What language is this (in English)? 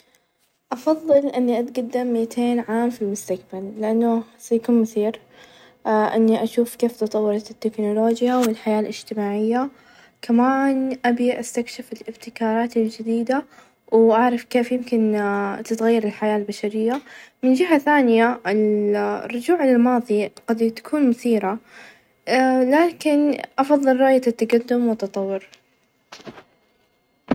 Najdi Arabic